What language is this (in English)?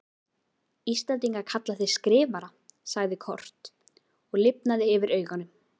Icelandic